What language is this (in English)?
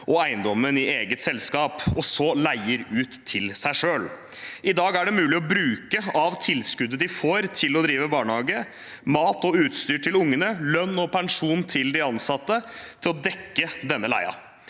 Norwegian